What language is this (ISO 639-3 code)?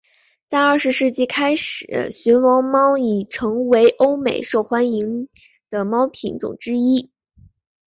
zho